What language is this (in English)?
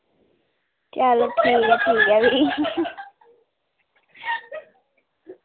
Dogri